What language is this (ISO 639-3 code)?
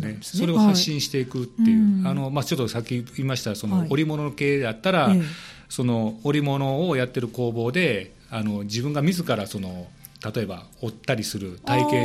jpn